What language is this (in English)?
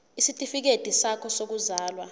Zulu